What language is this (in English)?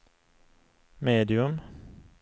Swedish